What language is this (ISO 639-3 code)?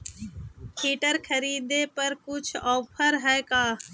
mag